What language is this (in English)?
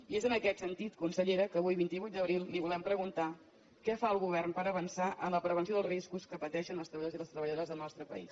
Catalan